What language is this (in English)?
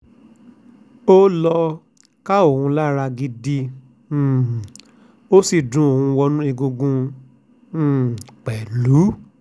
Yoruba